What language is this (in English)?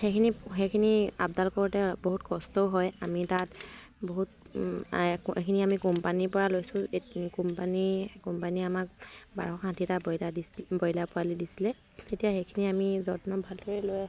Assamese